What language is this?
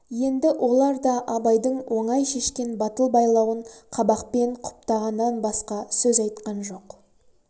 Kazakh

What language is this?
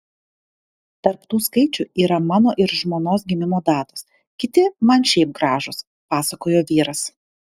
Lithuanian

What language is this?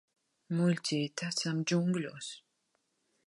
Latvian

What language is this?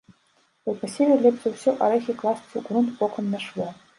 Belarusian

